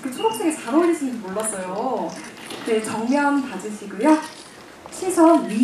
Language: Korean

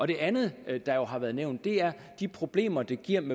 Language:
Danish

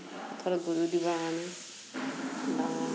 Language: Assamese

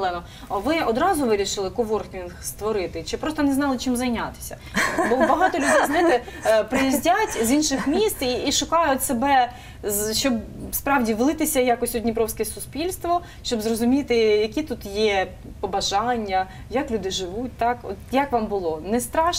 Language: Ukrainian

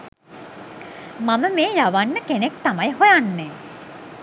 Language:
Sinhala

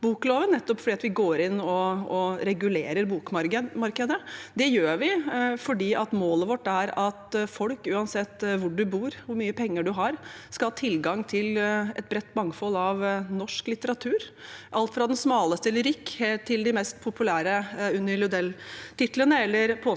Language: Norwegian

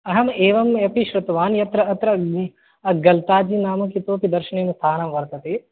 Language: Sanskrit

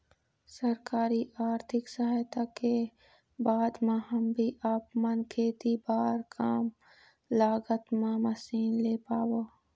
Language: Chhattisgarhi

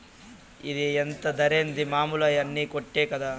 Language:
Telugu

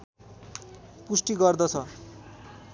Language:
Nepali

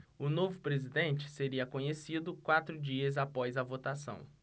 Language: Portuguese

